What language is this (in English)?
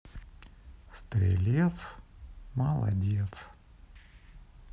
Russian